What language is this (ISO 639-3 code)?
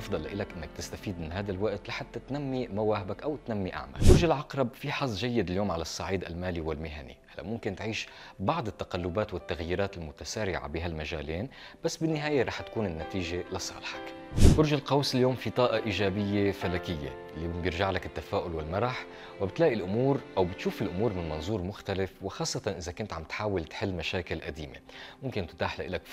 ara